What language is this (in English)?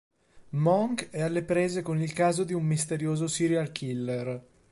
Italian